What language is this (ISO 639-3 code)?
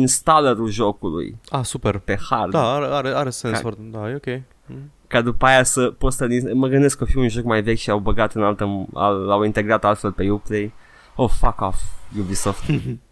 ron